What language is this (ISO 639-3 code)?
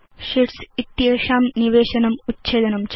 san